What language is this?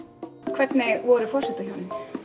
Icelandic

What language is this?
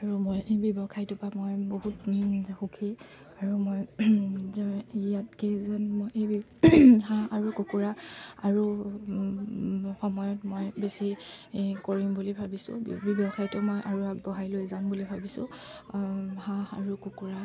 Assamese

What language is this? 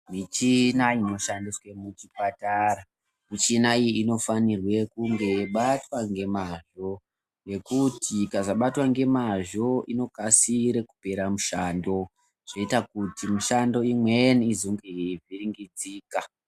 Ndau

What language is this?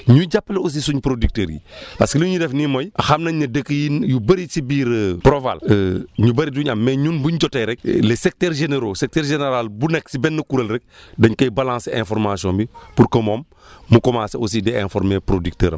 Wolof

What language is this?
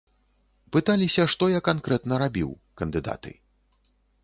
Belarusian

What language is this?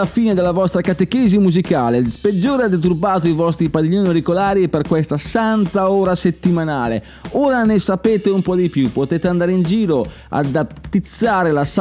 Italian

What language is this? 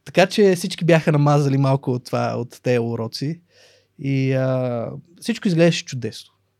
Bulgarian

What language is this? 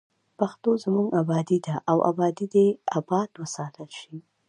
Pashto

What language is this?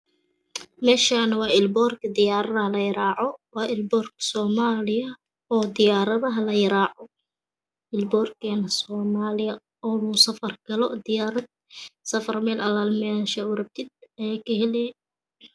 Somali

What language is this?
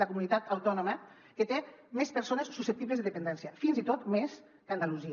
Catalan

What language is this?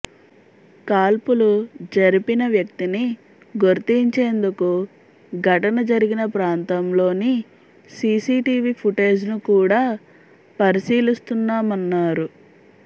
Telugu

